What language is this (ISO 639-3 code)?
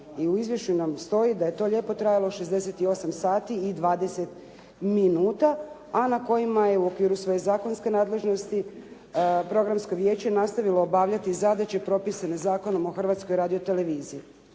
hrv